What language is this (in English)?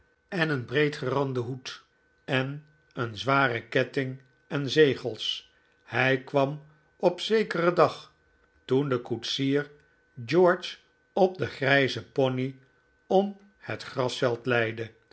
Dutch